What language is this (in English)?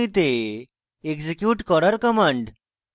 Bangla